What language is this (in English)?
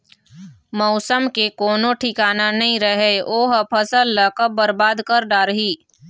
Chhattisgarhi